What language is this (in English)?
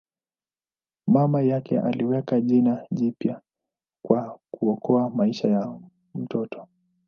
Swahili